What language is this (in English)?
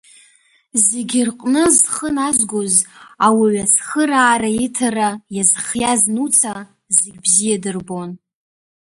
Abkhazian